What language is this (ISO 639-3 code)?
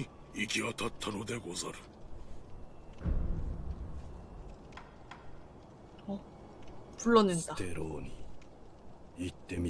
kor